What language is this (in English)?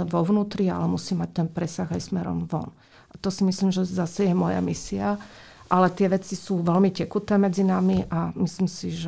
Slovak